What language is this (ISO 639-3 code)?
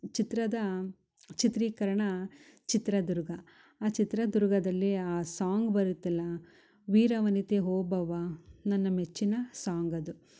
kan